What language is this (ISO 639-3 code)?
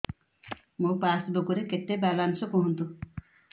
ori